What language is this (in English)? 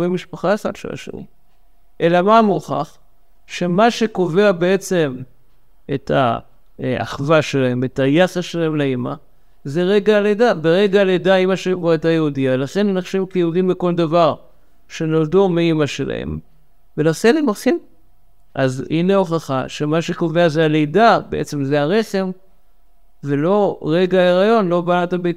Hebrew